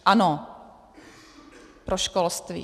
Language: Czech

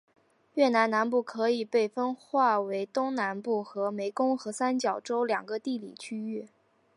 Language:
Chinese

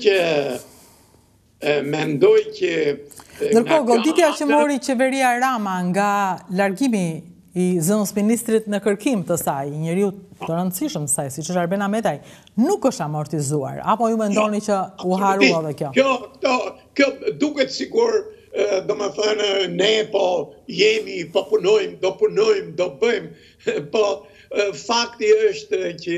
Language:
Romanian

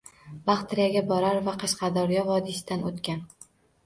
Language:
Uzbek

